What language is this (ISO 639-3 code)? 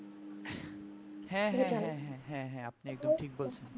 ben